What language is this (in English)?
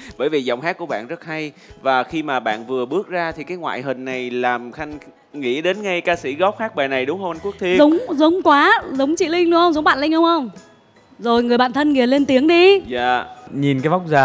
Vietnamese